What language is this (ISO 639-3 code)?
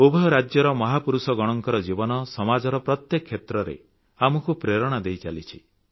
ori